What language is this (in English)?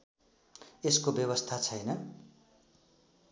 Nepali